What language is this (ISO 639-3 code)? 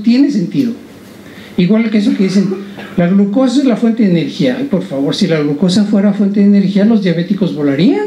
spa